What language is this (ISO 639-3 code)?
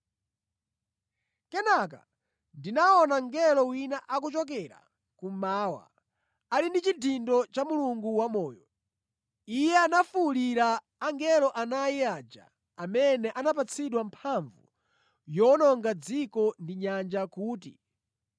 nya